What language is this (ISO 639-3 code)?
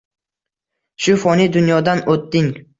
uzb